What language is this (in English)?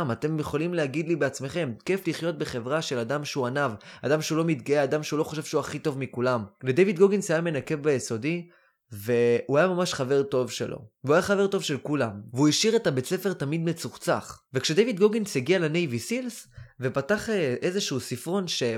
Hebrew